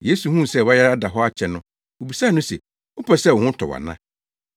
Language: Akan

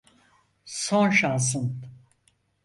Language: Turkish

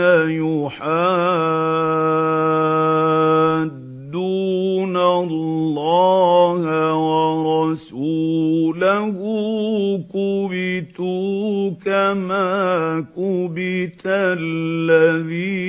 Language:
Arabic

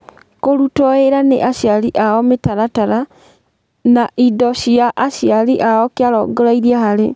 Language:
Kikuyu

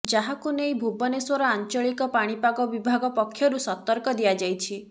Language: Odia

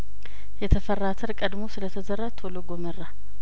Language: Amharic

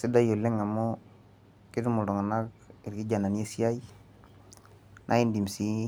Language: Masai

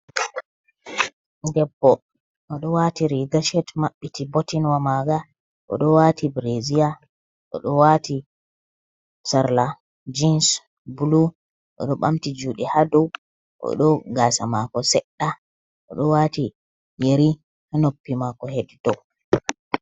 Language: Fula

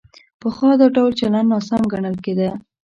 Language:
Pashto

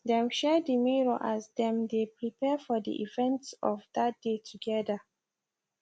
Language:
Nigerian Pidgin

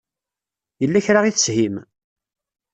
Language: Kabyle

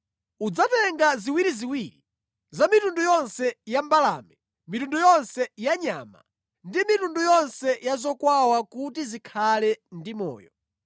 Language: Nyanja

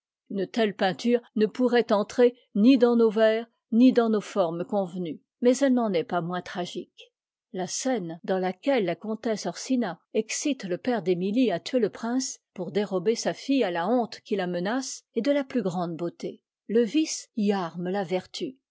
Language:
French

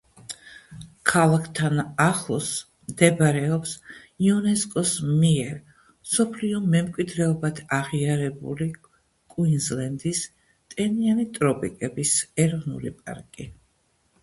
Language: Georgian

